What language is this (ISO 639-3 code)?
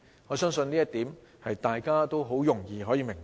yue